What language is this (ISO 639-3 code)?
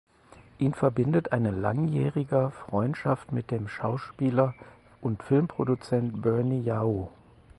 deu